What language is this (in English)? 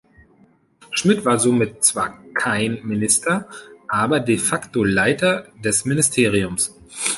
German